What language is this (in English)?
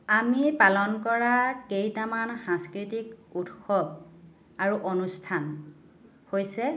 Assamese